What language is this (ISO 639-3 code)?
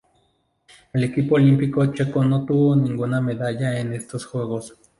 spa